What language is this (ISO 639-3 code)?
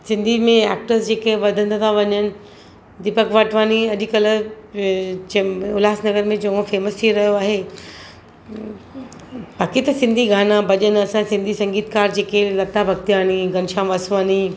snd